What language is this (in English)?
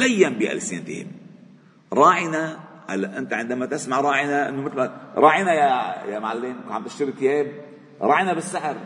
Arabic